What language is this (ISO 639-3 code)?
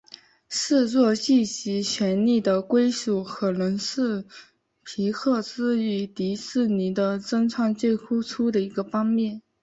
zho